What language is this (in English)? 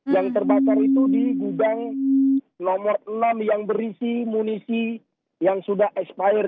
Indonesian